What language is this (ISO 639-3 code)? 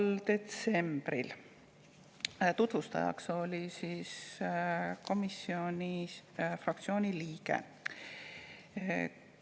est